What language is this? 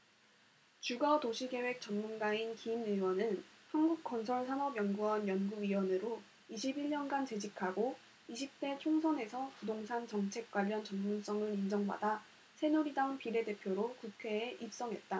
Korean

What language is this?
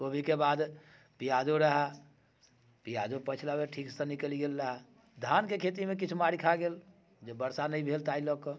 Maithili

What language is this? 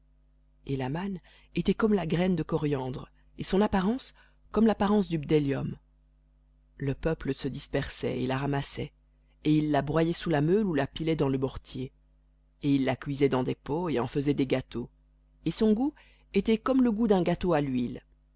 French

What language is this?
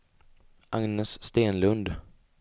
Swedish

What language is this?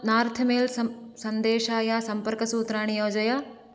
Sanskrit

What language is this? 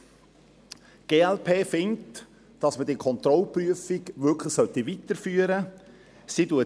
Swiss German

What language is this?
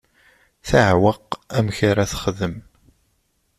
Kabyle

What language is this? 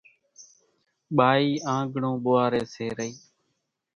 Kachi Koli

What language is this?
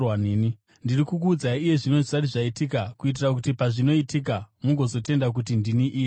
Shona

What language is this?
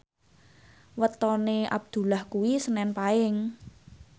Javanese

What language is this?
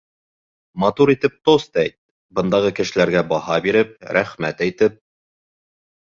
Bashkir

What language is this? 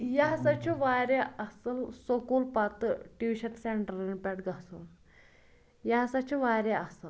Kashmiri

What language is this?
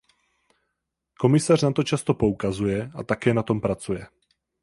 Czech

